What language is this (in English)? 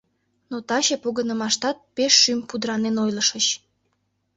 Mari